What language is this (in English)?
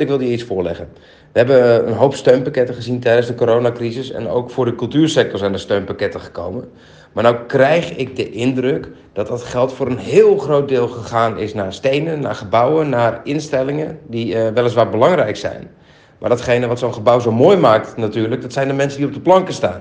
Dutch